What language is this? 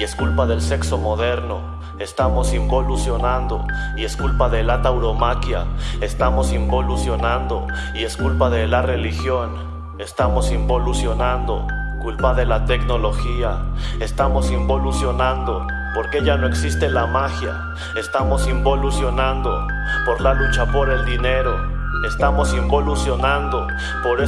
Spanish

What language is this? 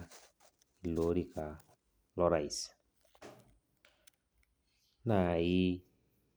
Masai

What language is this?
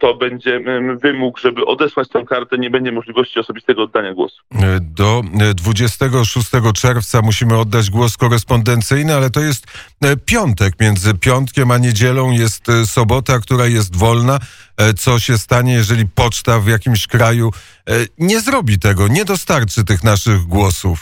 Polish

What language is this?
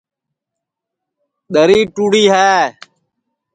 Sansi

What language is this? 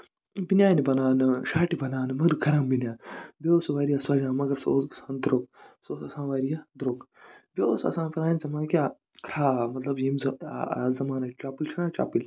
Kashmiri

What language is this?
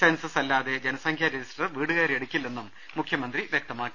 Malayalam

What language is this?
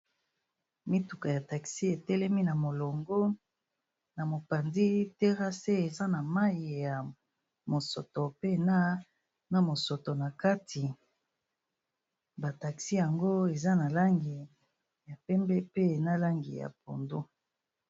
Lingala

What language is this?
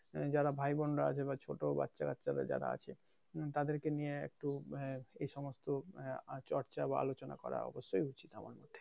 Bangla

